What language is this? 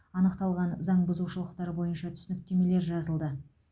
Kazakh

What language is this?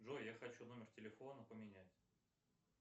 Russian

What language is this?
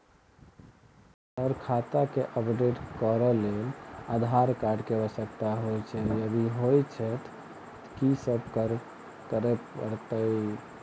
Maithili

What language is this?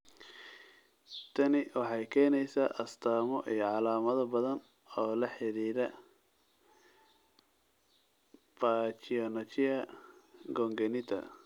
Somali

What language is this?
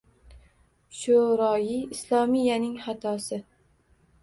Uzbek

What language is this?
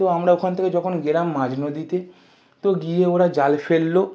Bangla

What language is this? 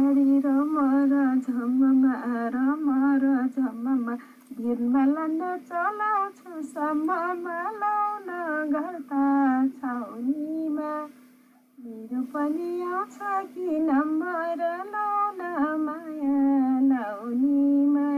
Thai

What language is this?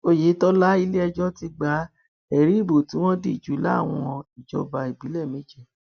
Yoruba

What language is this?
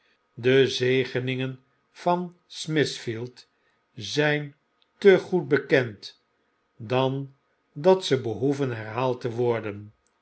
Dutch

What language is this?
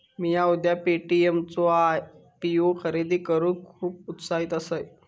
Marathi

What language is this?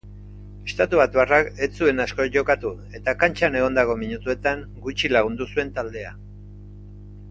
Basque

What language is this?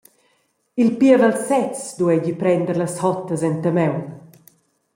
Romansh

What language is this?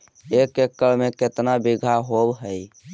Magahi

